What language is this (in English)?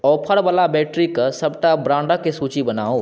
Maithili